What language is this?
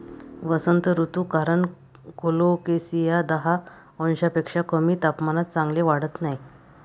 Marathi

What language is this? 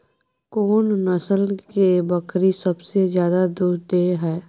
Maithili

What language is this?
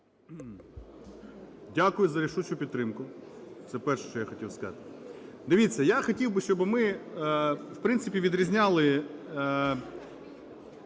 Ukrainian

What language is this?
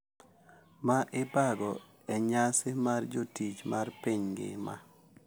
Luo (Kenya and Tanzania)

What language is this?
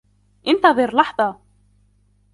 Arabic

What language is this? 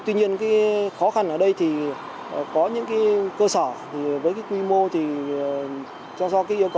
Vietnamese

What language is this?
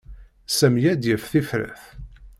Kabyle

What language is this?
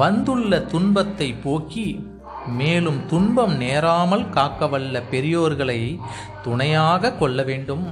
Tamil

